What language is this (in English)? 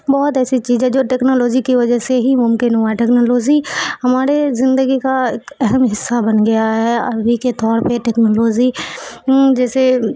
Urdu